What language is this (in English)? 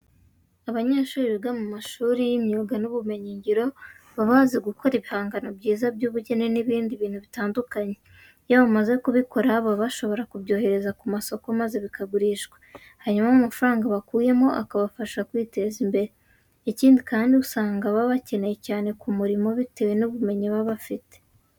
Kinyarwanda